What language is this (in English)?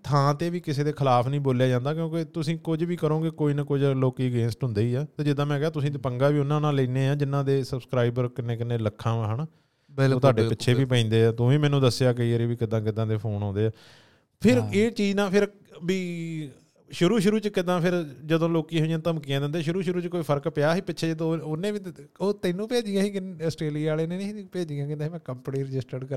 Punjabi